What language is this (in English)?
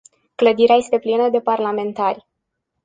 Romanian